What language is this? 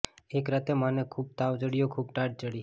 Gujarati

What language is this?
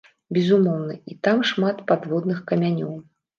Belarusian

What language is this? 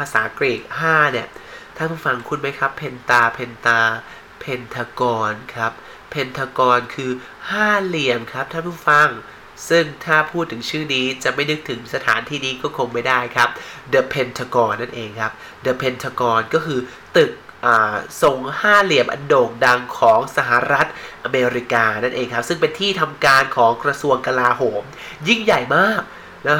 Thai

